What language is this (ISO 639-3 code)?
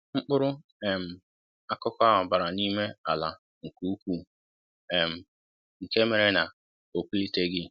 ibo